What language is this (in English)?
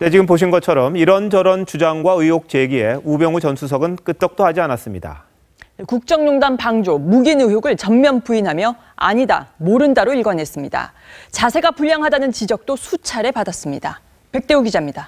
Korean